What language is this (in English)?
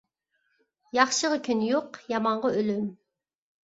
Uyghur